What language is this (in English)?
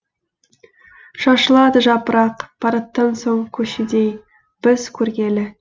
Kazakh